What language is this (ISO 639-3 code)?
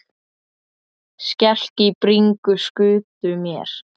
isl